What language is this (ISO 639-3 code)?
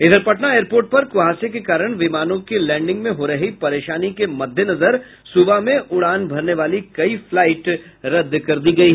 hin